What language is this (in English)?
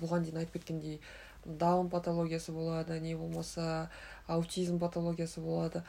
Russian